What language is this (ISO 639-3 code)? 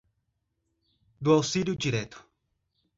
por